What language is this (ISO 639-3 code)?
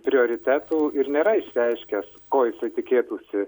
lit